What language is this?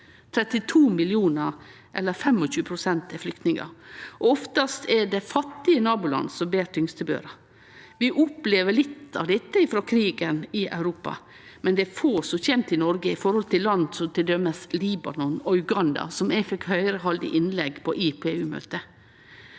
Norwegian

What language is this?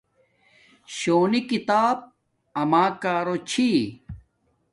Domaaki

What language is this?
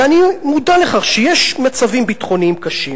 Hebrew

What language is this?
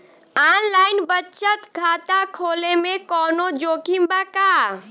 Bhojpuri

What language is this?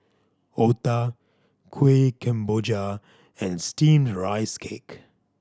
English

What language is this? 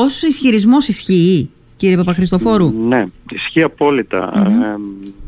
Greek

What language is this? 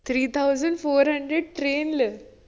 Malayalam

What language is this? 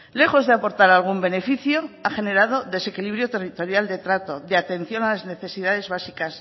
Spanish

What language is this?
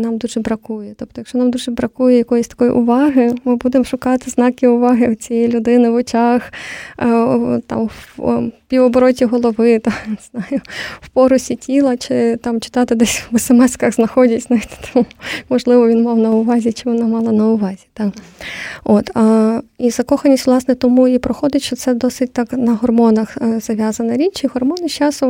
Ukrainian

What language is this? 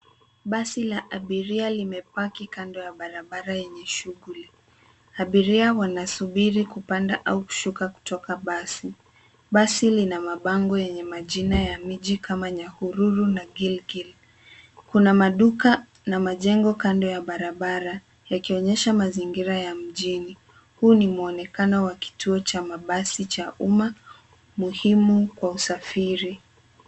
Swahili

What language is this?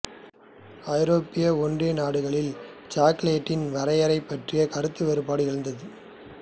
Tamil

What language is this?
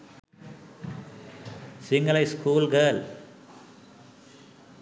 Sinhala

